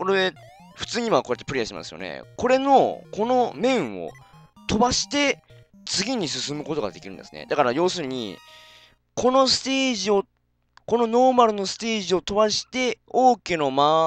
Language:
Japanese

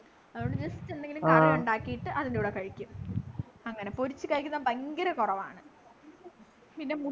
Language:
Malayalam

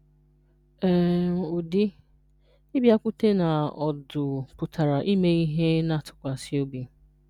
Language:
Igbo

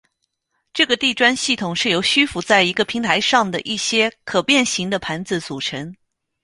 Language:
Chinese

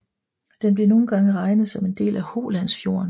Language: Danish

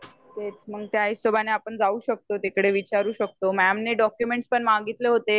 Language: Marathi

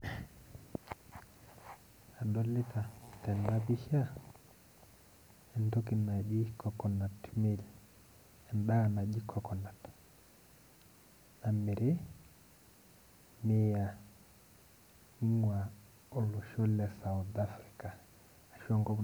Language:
Masai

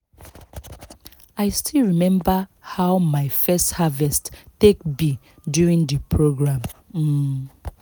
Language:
Nigerian Pidgin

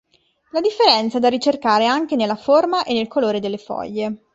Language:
Italian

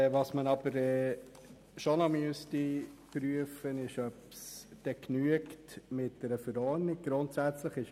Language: Swiss German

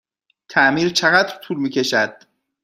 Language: Persian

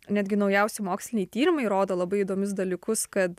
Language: Lithuanian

